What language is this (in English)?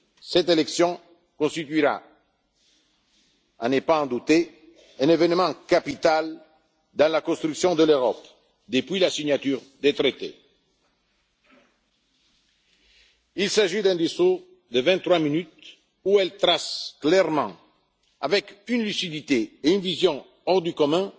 French